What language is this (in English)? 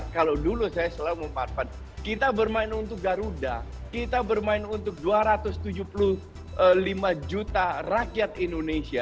Indonesian